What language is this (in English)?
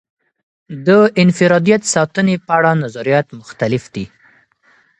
Pashto